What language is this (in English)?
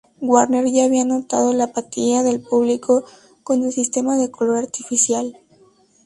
Spanish